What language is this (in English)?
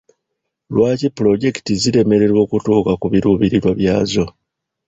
Ganda